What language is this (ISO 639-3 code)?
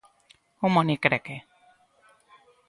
glg